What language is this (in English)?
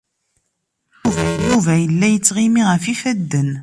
Kabyle